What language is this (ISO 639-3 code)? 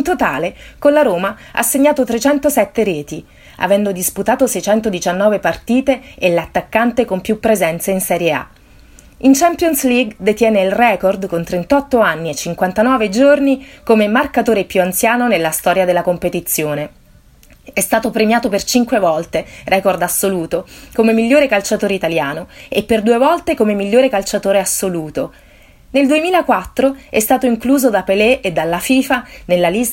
ita